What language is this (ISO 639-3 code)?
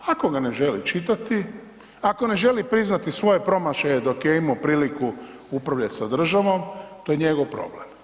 hrv